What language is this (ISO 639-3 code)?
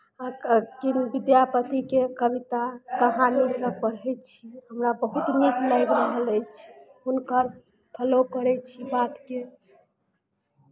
mai